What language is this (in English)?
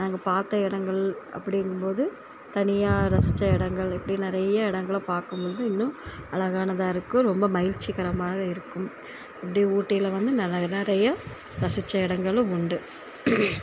Tamil